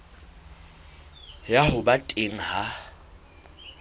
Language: Southern Sotho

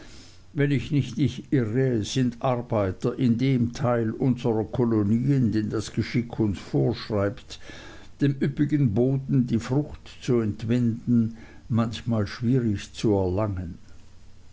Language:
German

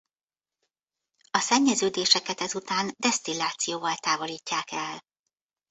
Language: Hungarian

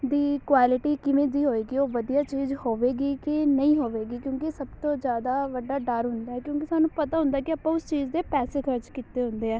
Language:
Punjabi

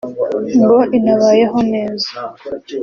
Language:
Kinyarwanda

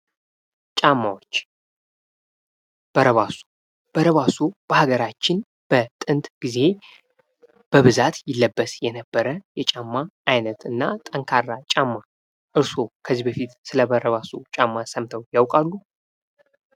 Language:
Amharic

